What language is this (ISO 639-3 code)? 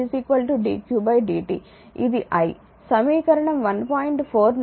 tel